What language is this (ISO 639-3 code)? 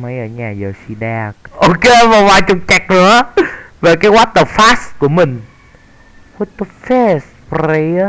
vie